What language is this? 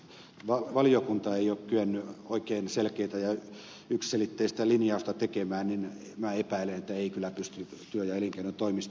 Finnish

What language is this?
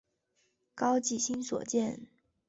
Chinese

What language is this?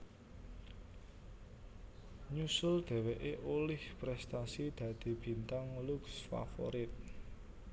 Javanese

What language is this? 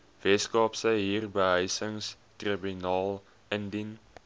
Afrikaans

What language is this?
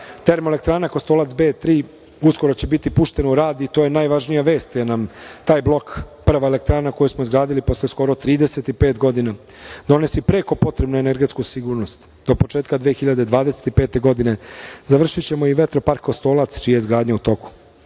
Serbian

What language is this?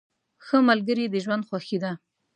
Pashto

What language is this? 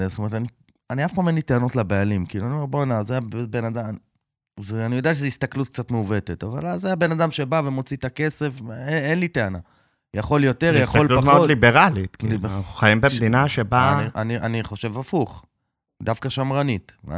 Hebrew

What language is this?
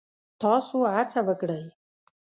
Pashto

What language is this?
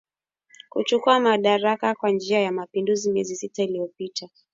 Swahili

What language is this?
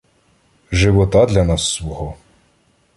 Ukrainian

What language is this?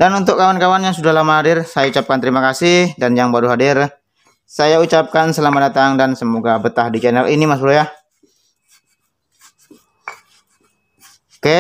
Indonesian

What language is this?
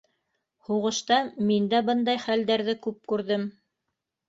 Bashkir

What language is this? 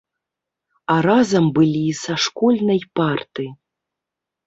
Belarusian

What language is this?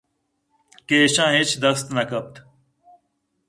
Eastern Balochi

